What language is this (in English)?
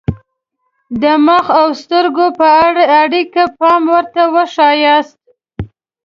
Pashto